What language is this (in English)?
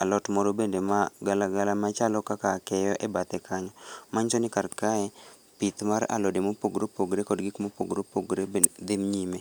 Luo (Kenya and Tanzania)